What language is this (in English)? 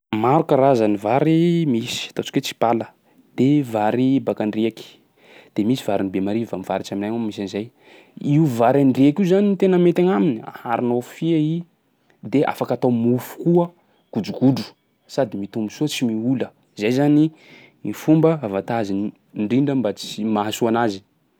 Sakalava Malagasy